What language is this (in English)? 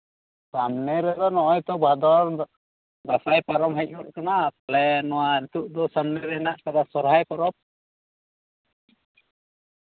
Santali